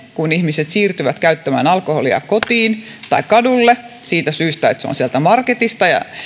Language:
Finnish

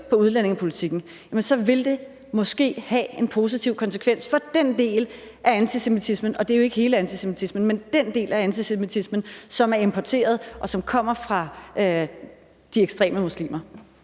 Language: Danish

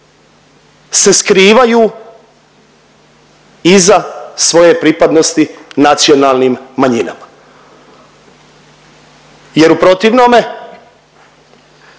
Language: Croatian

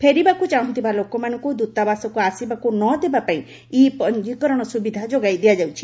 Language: Odia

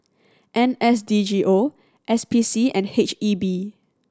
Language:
English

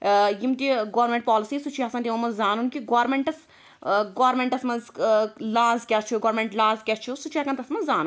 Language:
Kashmiri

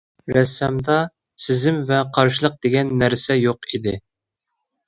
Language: Uyghur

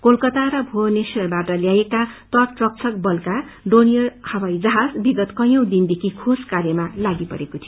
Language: Nepali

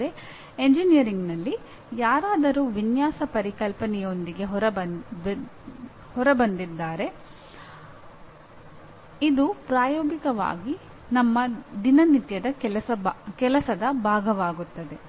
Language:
Kannada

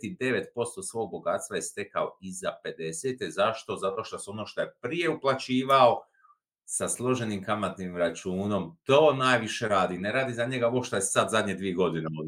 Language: Croatian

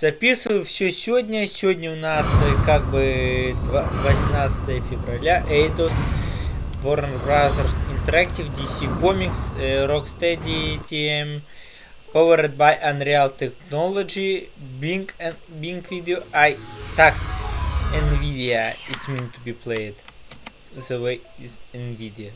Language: Russian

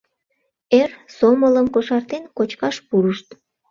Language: Mari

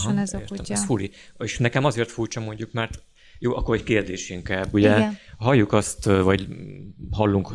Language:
Hungarian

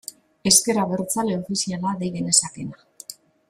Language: Basque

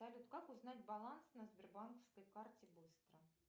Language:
Russian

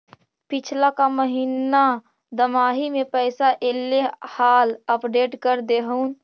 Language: Magahi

